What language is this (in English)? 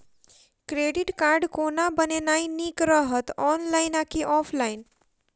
Maithili